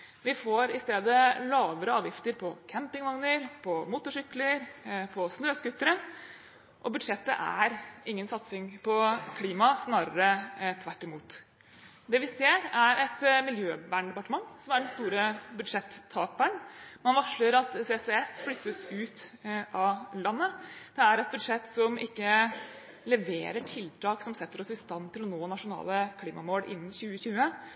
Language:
Norwegian Bokmål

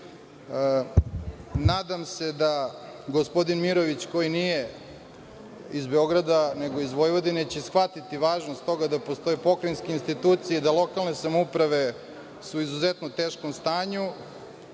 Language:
Serbian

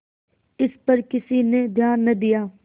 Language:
Hindi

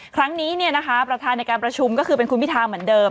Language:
Thai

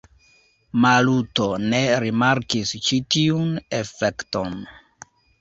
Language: Esperanto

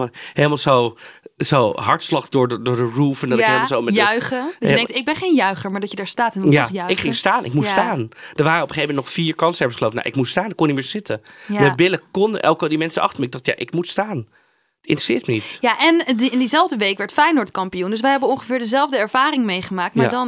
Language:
Dutch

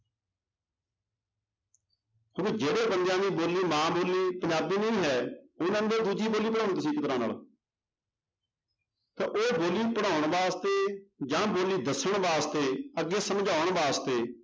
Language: Punjabi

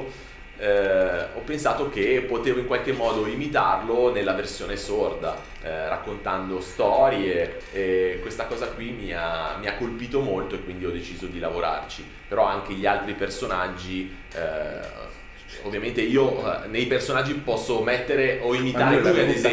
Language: Italian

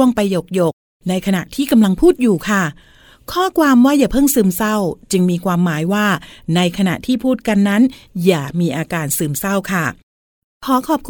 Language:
Thai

